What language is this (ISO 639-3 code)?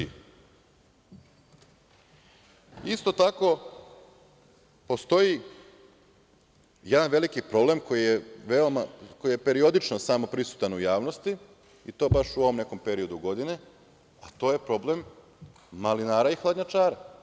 srp